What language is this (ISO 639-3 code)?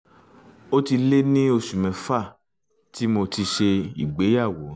yor